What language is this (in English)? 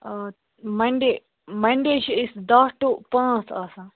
Kashmiri